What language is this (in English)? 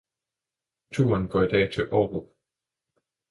Danish